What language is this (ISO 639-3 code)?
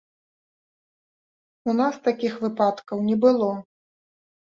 bel